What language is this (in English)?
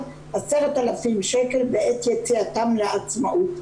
Hebrew